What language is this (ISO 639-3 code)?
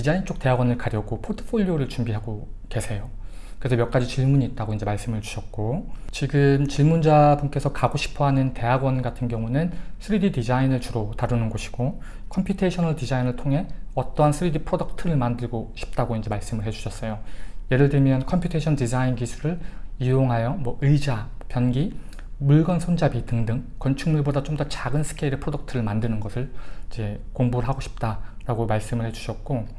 kor